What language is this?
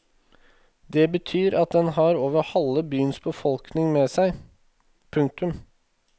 Norwegian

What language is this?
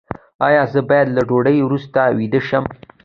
Pashto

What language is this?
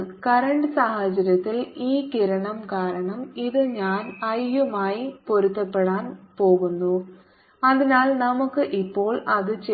Malayalam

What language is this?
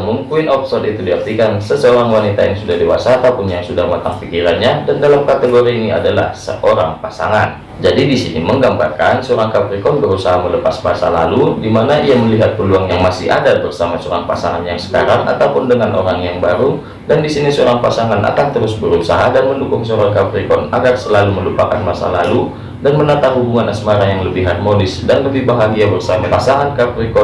Indonesian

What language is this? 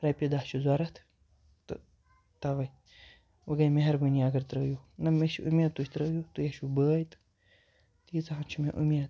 Kashmiri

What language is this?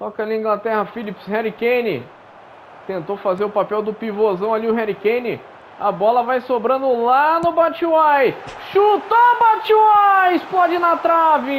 Portuguese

